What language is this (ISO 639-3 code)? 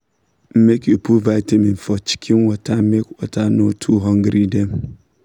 pcm